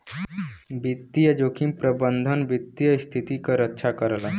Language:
Bhojpuri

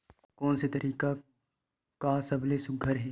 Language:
Chhattisgarhi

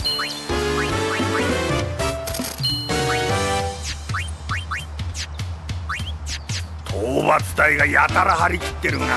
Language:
Japanese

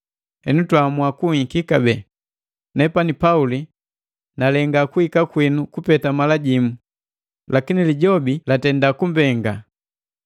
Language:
Matengo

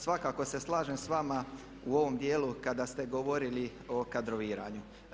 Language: Croatian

